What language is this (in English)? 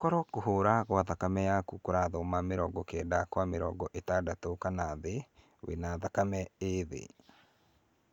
Kikuyu